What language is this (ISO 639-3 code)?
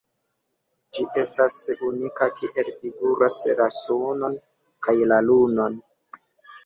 epo